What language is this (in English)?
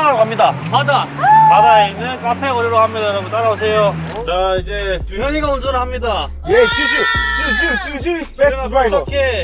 Korean